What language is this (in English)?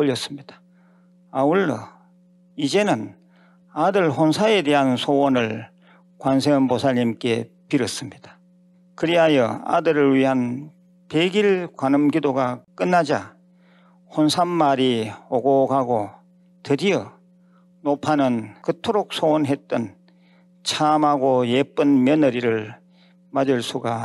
Korean